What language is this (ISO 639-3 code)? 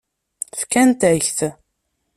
kab